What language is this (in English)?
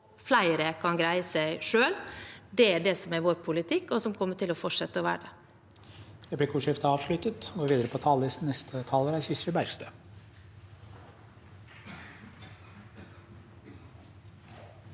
Norwegian